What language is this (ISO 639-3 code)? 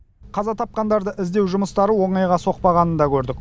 kaz